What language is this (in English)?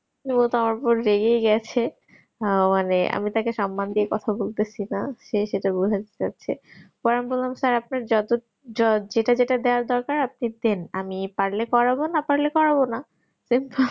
Bangla